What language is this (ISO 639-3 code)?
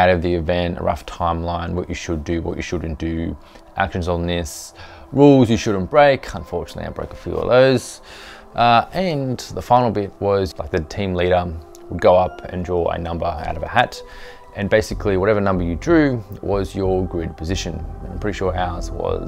eng